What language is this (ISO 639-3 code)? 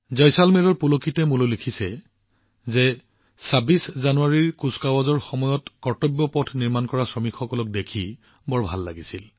asm